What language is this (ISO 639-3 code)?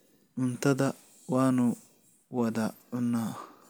som